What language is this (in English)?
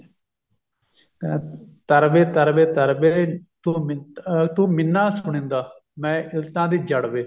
Punjabi